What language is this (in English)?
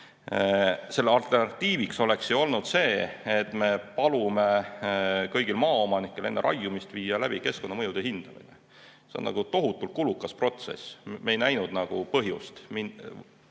Estonian